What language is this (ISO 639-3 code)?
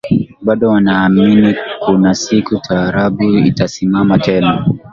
swa